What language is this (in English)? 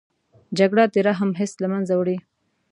Pashto